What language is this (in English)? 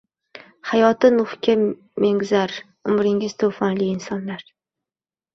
Uzbek